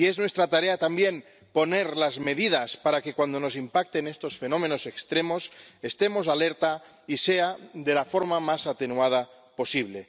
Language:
Spanish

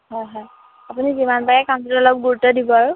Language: Assamese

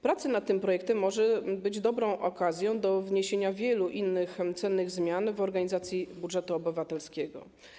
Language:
Polish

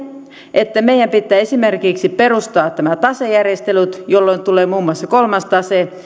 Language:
Finnish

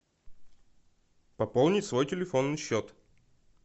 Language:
Russian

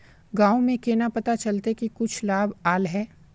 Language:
Magahi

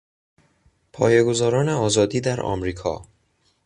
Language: Persian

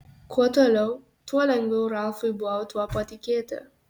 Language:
Lithuanian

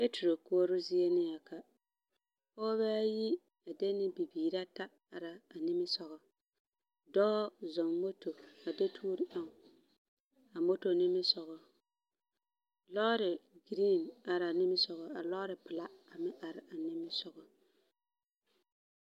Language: Southern Dagaare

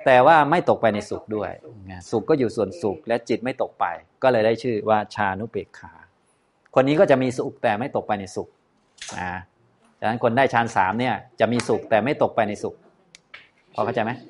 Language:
Thai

